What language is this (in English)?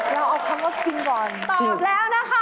Thai